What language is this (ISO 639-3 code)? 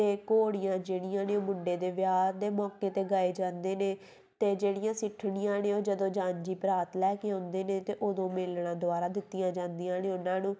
pan